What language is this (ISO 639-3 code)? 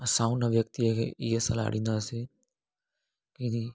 snd